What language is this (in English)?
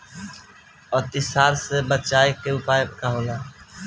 Bhojpuri